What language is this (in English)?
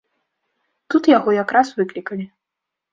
Belarusian